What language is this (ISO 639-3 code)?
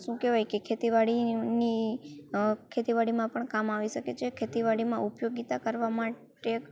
guj